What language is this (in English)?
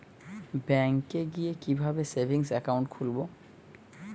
Bangla